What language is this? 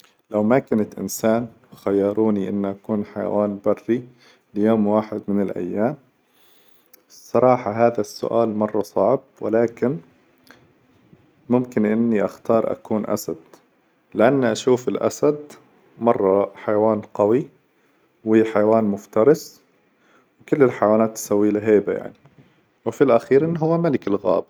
Hijazi Arabic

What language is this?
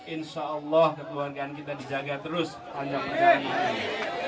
Indonesian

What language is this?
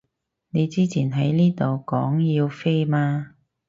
Cantonese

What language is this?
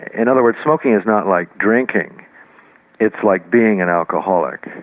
English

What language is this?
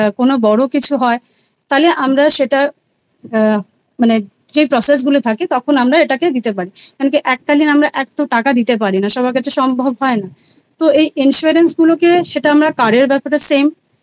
Bangla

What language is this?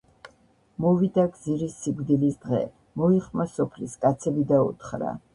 Georgian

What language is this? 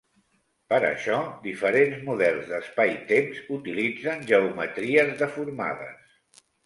Catalan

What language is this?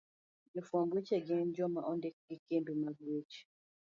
Luo (Kenya and Tanzania)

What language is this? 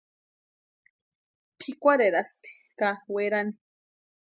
Western Highland Purepecha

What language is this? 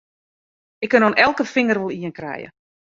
Western Frisian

